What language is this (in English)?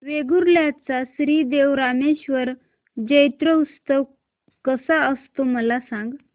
Marathi